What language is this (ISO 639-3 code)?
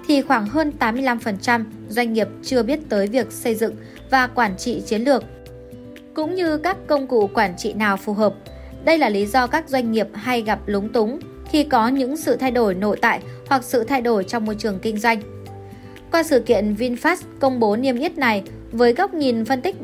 vie